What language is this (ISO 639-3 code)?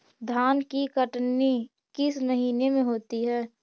mag